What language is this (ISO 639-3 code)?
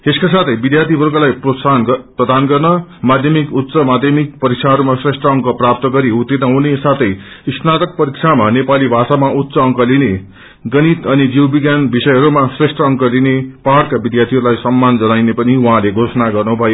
nep